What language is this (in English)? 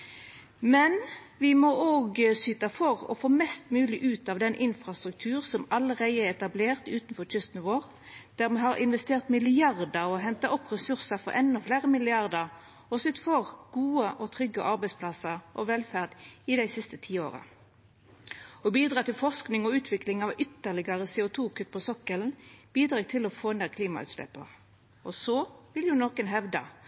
Norwegian Nynorsk